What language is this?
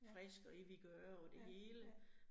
Danish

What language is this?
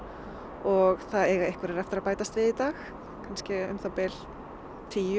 Icelandic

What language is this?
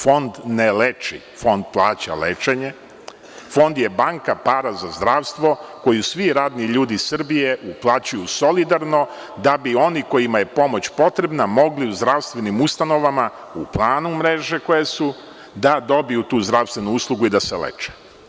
Serbian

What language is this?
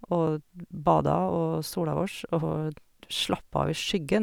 Norwegian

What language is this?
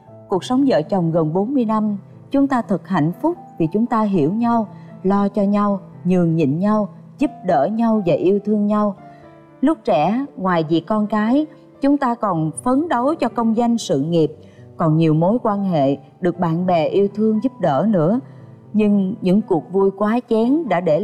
Vietnamese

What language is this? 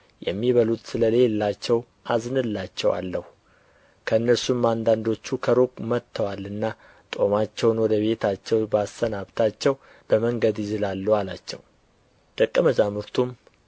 Amharic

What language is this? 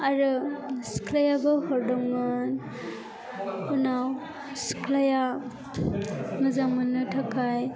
Bodo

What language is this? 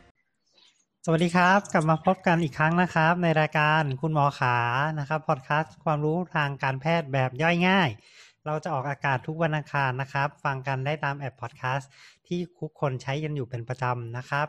Thai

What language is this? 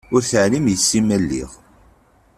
Kabyle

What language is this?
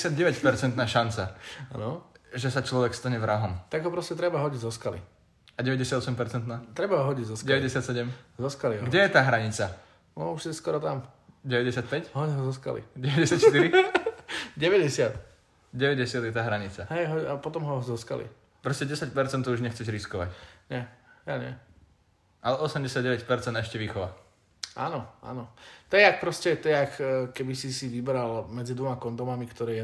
Slovak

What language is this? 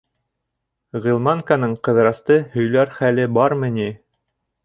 Bashkir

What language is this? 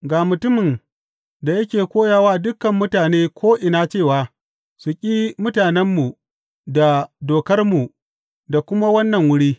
Hausa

